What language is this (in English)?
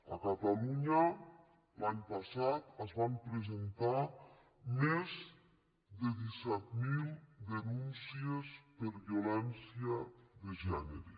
Catalan